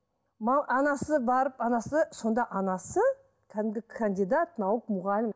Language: Kazakh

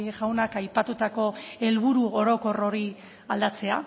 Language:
Basque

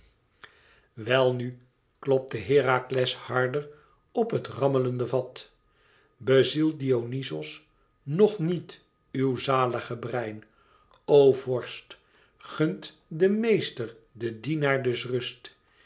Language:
Dutch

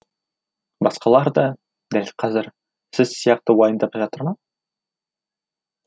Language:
Kazakh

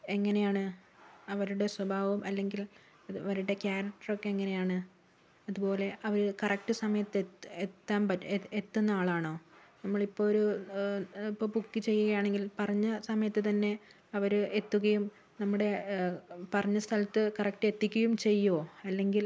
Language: Malayalam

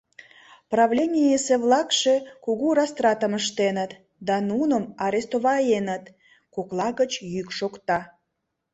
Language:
Mari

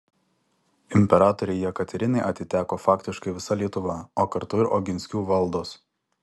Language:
Lithuanian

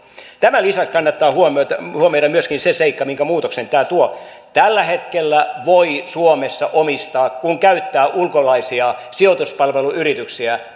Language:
Finnish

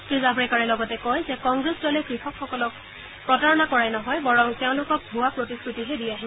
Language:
Assamese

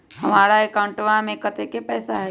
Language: Magahi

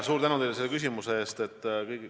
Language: Estonian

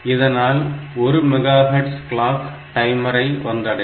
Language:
Tamil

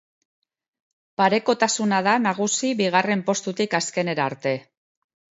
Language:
Basque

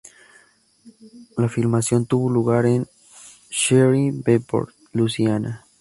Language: Spanish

